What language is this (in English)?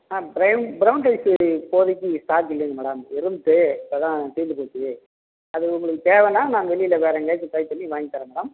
Tamil